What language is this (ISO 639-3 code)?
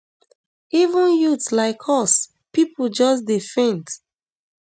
pcm